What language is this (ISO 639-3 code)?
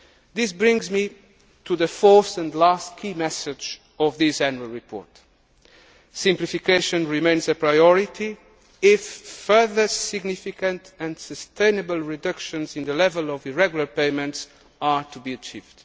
eng